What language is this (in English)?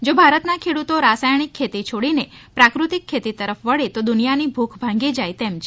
Gujarati